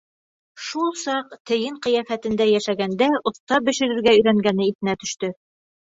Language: Bashkir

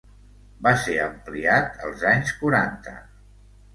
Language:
Catalan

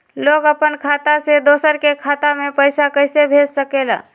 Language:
Magahi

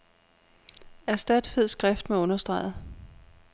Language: Danish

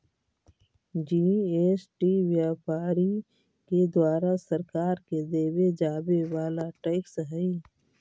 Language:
Magahi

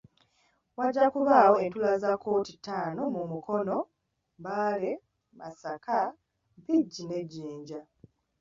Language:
Ganda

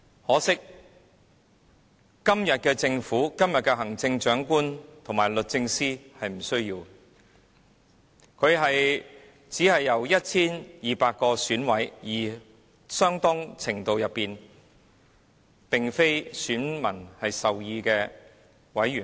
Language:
Cantonese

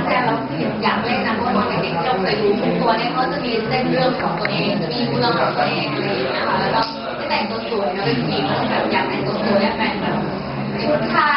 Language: Thai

